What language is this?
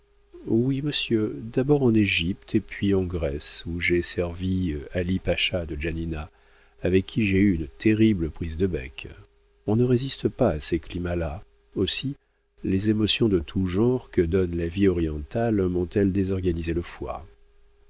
French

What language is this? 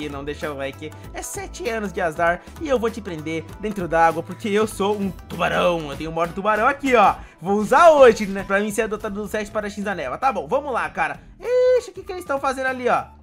Portuguese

